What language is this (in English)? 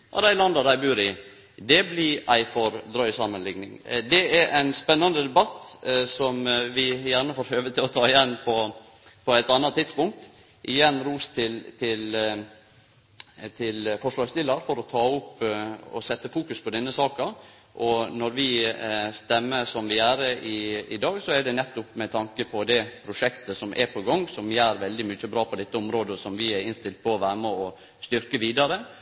Norwegian Nynorsk